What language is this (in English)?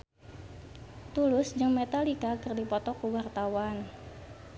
Sundanese